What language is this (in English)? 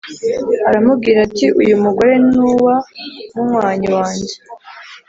Kinyarwanda